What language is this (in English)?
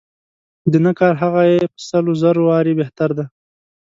Pashto